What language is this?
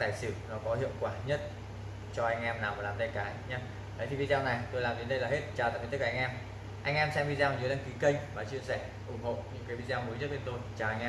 Vietnamese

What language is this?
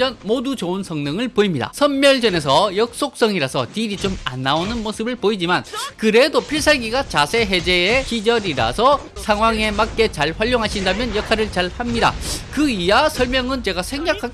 Korean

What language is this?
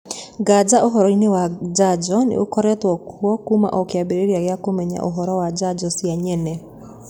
Kikuyu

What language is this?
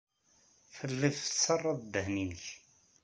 Kabyle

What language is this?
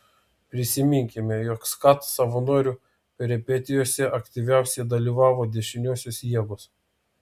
Lithuanian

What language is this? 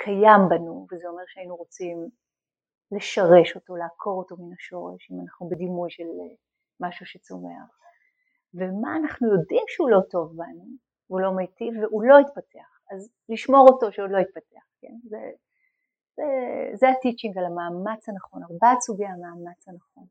Hebrew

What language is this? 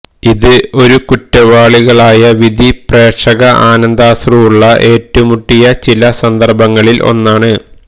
Malayalam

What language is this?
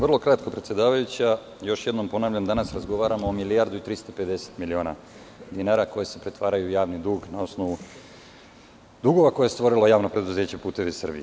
Serbian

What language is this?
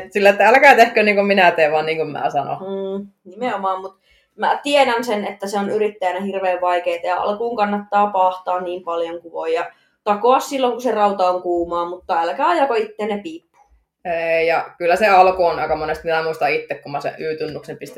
Finnish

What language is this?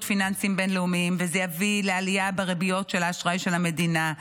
Hebrew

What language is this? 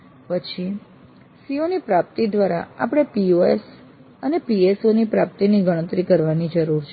Gujarati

